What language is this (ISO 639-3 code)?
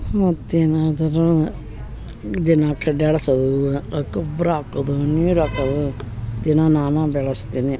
kan